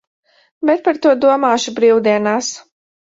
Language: Latvian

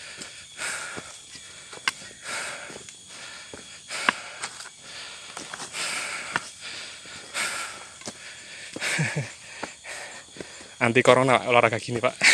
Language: Indonesian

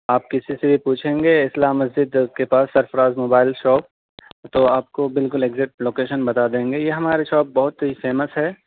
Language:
Urdu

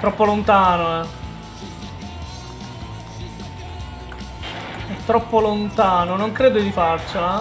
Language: Italian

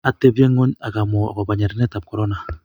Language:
Kalenjin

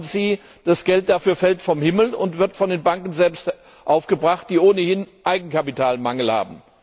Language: German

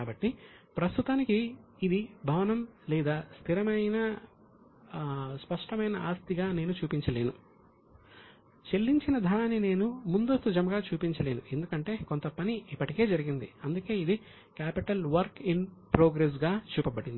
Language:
Telugu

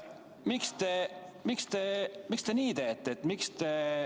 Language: Estonian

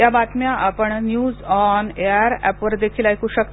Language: Marathi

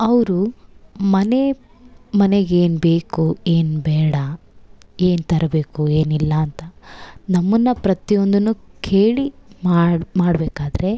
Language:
Kannada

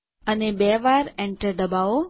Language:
Gujarati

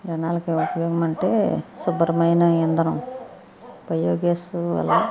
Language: Telugu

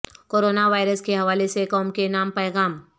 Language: Urdu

